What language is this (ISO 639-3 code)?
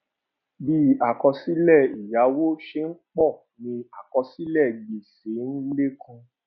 yor